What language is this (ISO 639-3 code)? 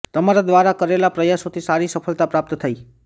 guj